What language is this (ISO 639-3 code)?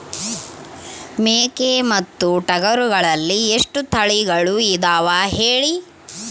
kan